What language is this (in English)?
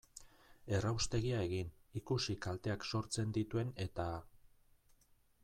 Basque